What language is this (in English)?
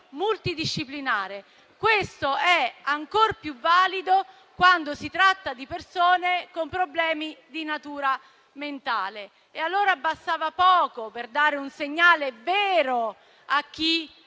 Italian